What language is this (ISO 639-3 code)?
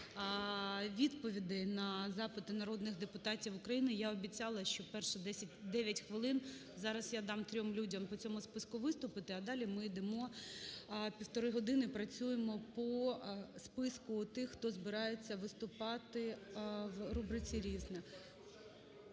ukr